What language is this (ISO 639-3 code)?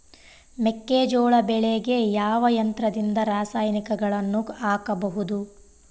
kan